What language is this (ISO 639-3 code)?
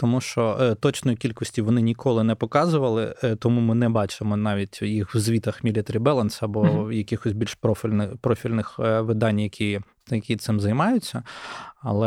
ukr